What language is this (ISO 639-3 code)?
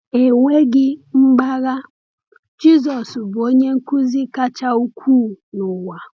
ibo